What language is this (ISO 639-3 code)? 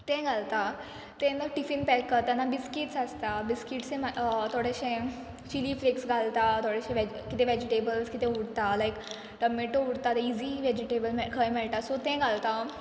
kok